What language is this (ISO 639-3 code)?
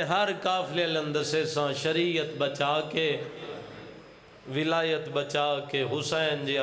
pan